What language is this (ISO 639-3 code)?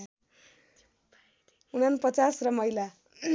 nep